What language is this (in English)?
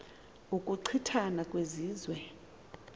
Xhosa